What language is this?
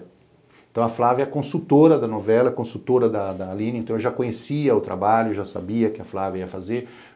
Portuguese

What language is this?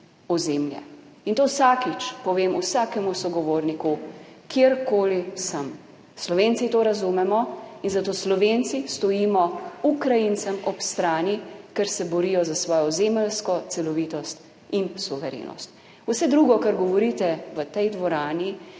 Slovenian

